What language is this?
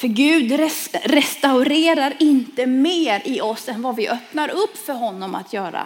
Swedish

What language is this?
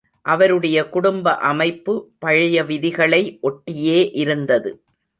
Tamil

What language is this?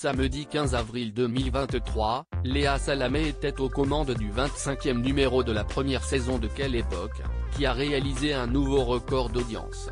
French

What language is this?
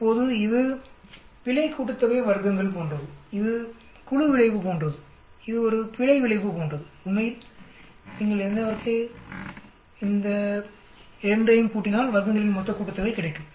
Tamil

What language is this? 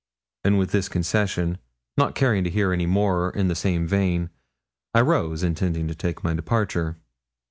English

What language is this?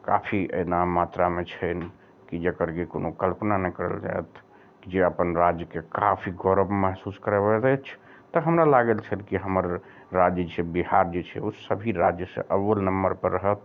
Maithili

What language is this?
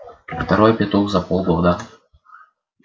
Russian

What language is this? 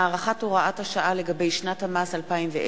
Hebrew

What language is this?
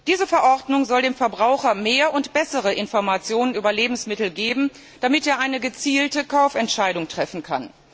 German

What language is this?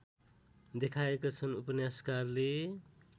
Nepali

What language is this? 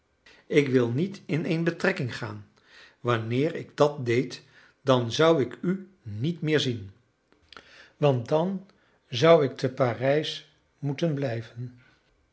Dutch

